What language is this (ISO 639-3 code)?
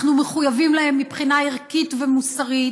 heb